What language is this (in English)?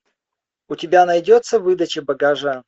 Russian